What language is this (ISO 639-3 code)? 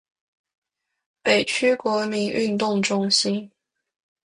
zho